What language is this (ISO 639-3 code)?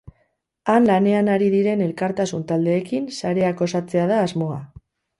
eus